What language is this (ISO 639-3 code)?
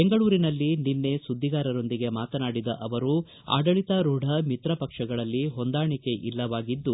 kan